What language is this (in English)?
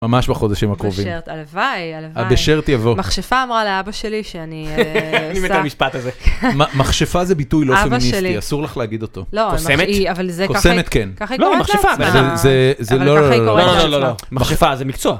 Hebrew